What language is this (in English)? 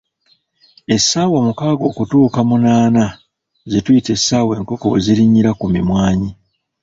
Ganda